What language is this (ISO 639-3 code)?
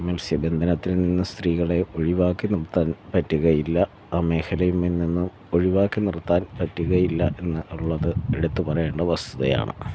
mal